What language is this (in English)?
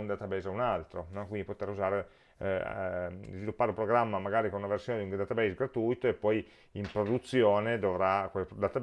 Italian